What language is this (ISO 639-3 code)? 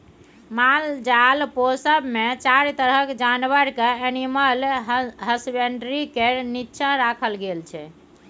mai